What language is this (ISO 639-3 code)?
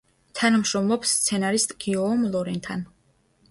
kat